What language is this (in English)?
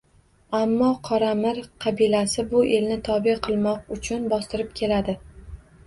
Uzbek